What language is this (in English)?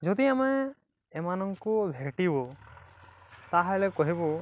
Odia